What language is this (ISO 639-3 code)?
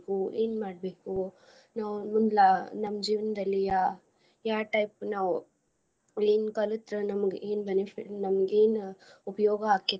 kan